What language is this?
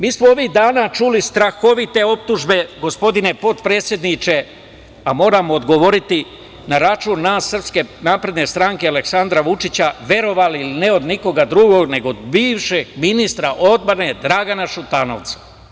Serbian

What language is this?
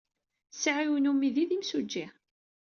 Kabyle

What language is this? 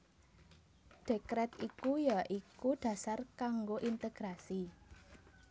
Javanese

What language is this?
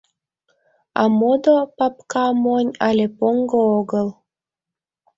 Mari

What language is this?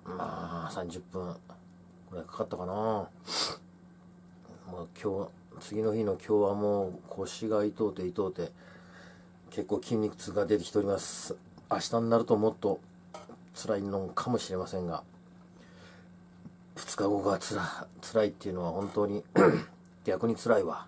Japanese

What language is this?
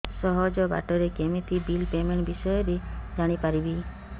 Odia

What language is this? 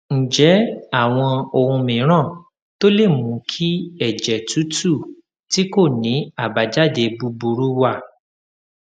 Yoruba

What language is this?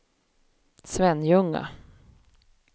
Swedish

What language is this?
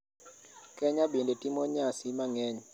Luo (Kenya and Tanzania)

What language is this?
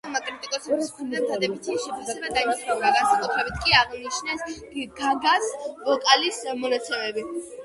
Georgian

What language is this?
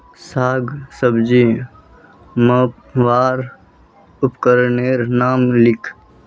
Magahi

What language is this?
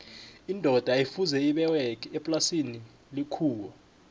South Ndebele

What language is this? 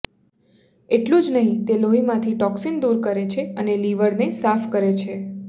Gujarati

